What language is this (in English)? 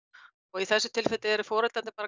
Icelandic